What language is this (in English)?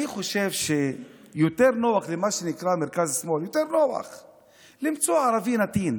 Hebrew